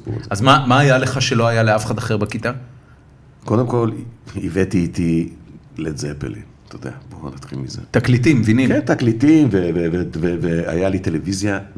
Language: Hebrew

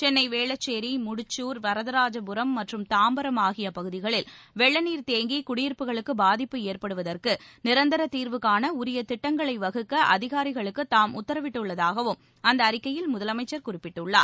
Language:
Tamil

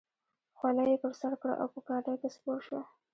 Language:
Pashto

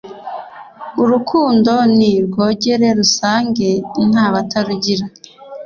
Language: Kinyarwanda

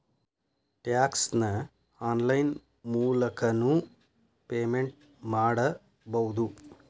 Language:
Kannada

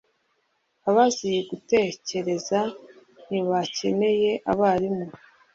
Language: Kinyarwanda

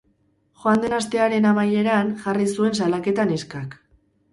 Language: Basque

